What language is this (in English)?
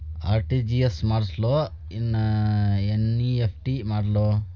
Kannada